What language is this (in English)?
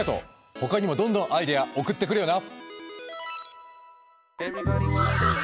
Japanese